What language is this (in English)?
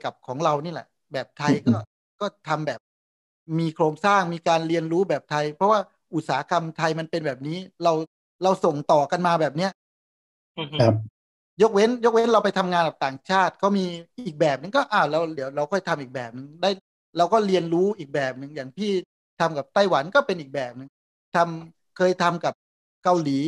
Thai